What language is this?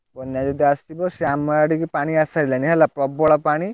Odia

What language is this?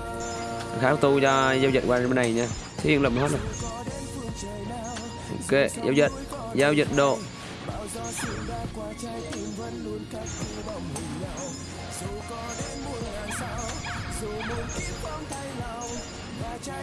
Vietnamese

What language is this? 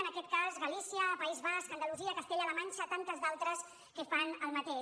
Catalan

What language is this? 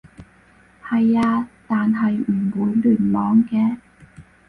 Cantonese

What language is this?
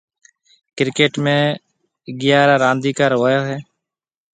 Marwari (Pakistan)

